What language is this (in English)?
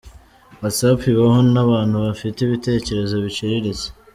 Kinyarwanda